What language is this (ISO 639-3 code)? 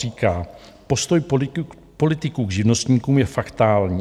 ces